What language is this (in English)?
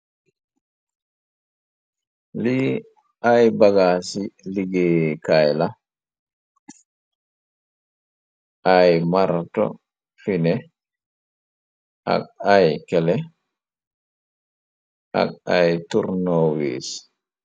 Wolof